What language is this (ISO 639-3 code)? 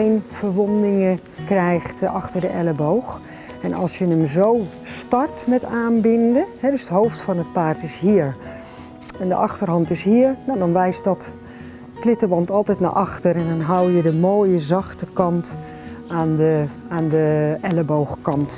nld